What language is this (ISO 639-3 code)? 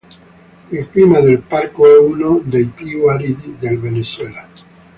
ita